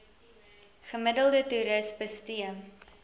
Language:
Afrikaans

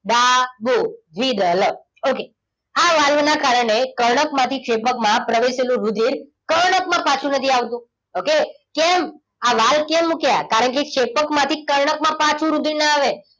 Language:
Gujarati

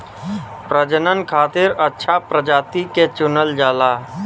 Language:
Bhojpuri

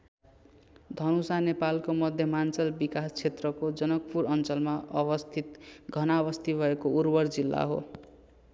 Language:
Nepali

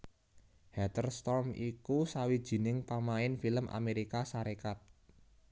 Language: Javanese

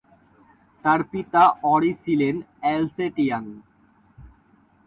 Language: Bangla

